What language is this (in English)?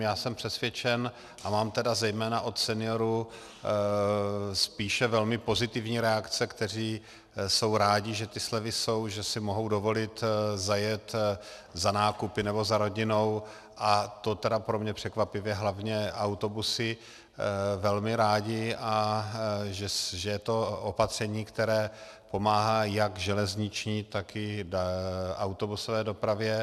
Czech